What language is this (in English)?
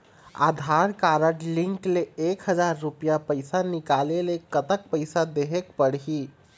Chhattisgarhi